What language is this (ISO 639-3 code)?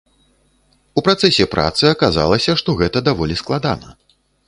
bel